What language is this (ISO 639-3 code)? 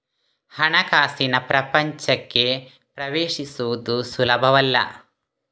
kan